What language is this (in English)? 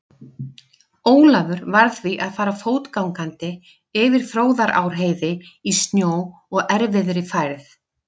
Icelandic